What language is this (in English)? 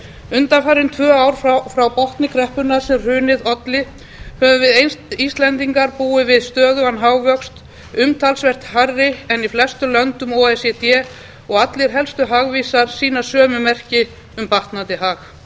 Icelandic